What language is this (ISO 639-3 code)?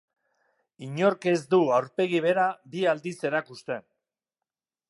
eus